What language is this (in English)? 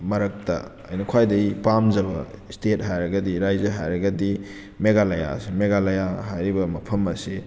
Manipuri